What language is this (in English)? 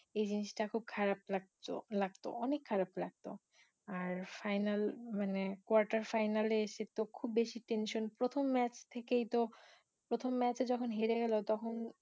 Bangla